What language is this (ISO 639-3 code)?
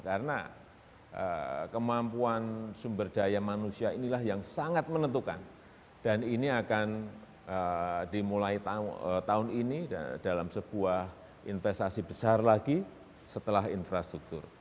ind